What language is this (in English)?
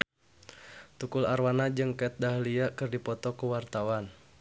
Sundanese